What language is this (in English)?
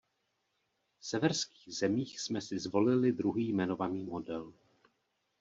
Czech